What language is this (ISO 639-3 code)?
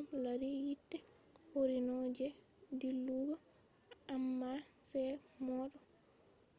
ful